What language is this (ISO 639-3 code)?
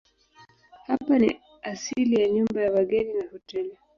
swa